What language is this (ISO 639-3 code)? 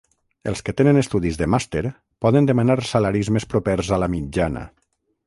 cat